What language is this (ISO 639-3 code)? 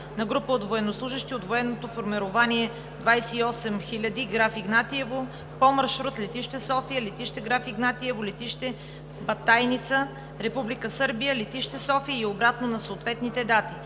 bul